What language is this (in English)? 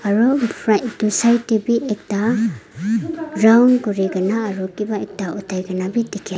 Naga Pidgin